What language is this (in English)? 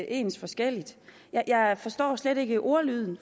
Danish